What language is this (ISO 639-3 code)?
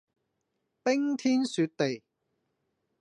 yue